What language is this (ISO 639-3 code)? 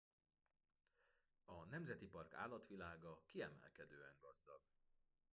hun